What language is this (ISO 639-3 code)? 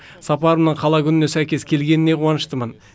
kaz